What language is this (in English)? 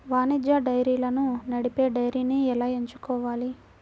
Telugu